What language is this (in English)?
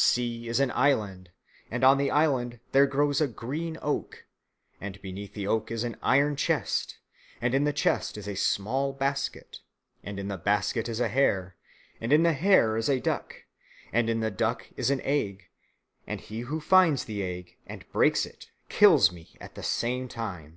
English